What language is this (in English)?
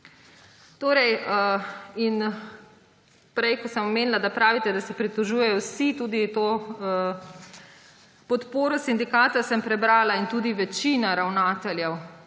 Slovenian